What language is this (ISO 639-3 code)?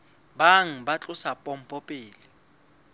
sot